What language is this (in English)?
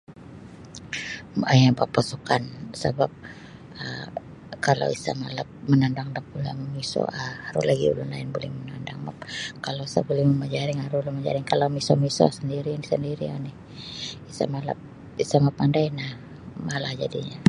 Sabah Bisaya